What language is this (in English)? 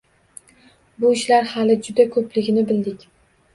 Uzbek